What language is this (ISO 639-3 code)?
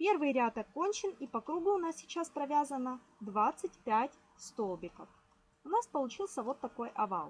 rus